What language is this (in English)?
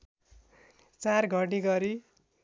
Nepali